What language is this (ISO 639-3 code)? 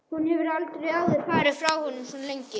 isl